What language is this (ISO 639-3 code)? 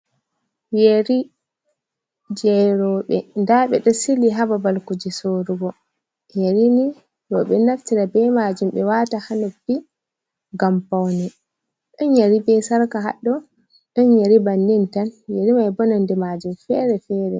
ful